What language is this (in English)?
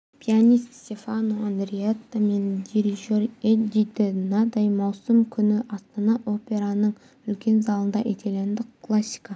Kazakh